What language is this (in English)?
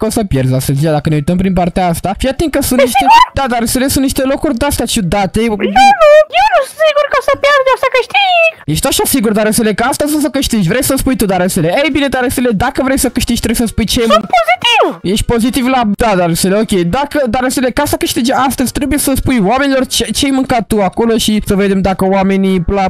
Romanian